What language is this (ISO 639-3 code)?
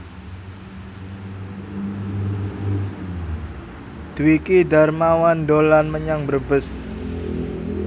jav